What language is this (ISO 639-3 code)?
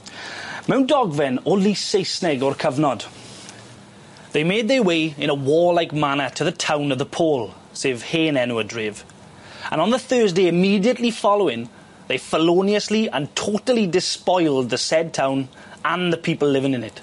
cym